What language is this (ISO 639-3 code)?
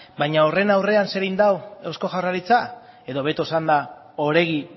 eus